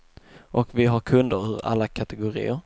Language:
Swedish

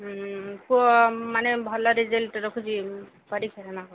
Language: Odia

